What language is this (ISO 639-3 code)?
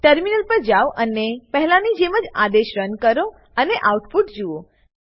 guj